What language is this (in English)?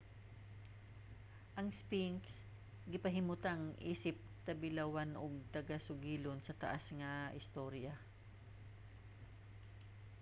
Cebuano